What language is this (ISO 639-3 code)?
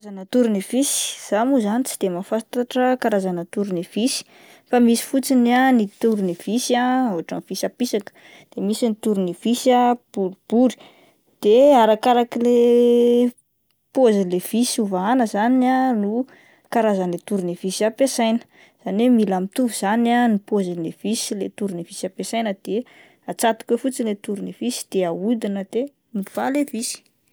mlg